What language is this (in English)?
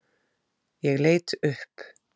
Icelandic